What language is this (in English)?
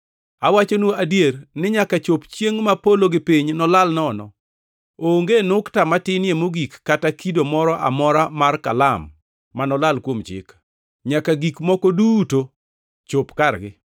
Luo (Kenya and Tanzania)